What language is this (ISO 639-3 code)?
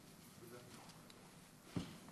heb